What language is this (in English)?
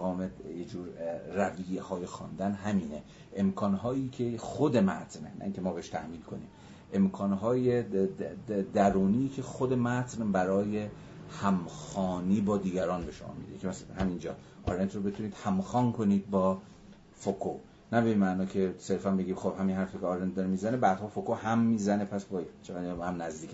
Persian